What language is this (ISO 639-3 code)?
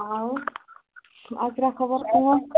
ori